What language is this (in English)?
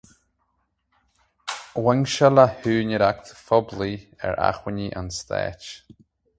Irish